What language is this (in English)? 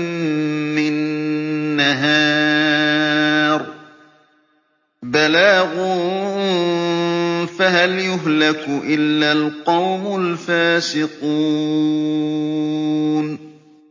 Arabic